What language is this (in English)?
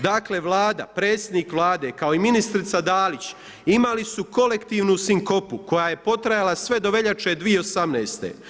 Croatian